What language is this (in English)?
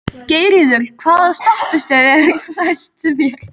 Icelandic